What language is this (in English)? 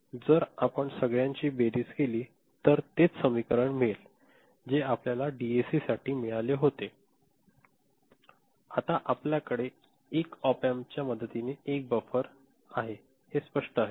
Marathi